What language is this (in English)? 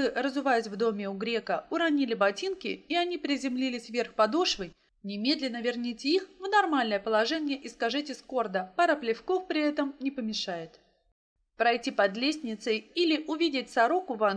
Russian